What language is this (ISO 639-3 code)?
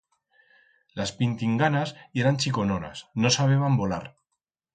arg